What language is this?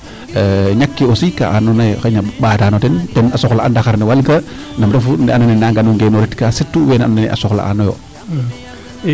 Serer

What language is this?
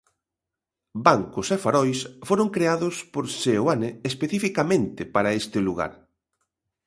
Galician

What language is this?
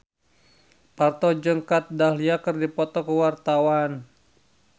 Sundanese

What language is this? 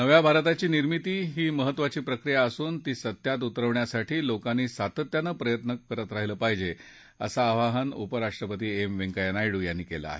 Marathi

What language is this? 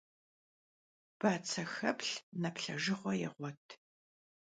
Kabardian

